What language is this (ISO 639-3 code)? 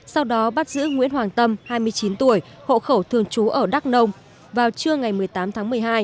vie